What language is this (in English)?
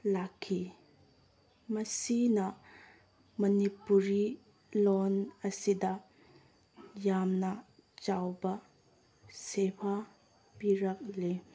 Manipuri